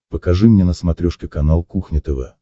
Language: Russian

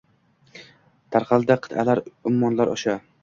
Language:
Uzbek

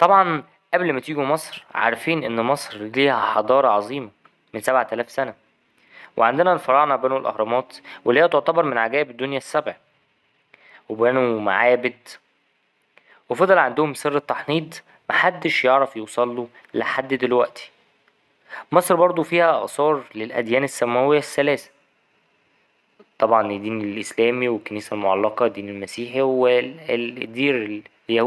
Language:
Egyptian Arabic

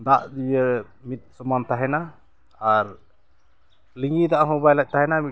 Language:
Santali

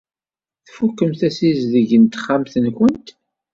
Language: Kabyle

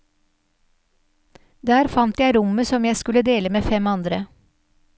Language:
Norwegian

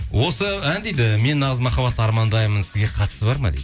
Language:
Kazakh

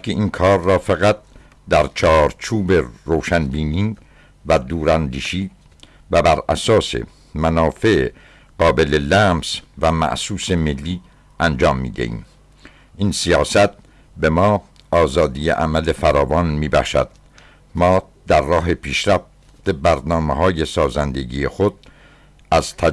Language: Persian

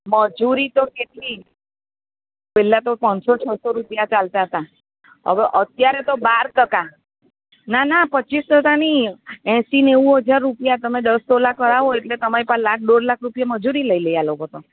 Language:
Gujarati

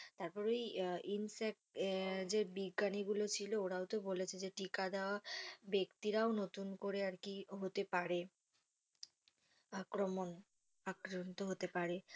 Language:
Bangla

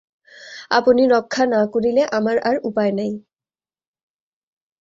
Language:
Bangla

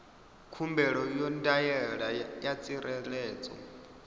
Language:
Venda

